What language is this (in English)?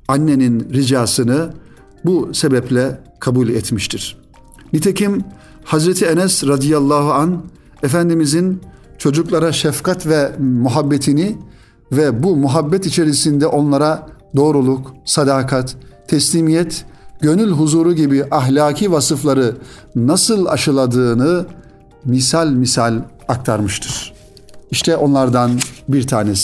Turkish